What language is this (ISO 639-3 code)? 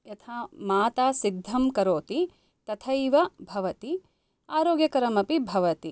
san